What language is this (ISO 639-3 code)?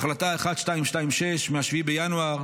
heb